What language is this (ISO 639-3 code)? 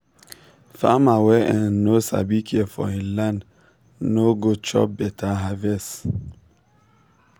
pcm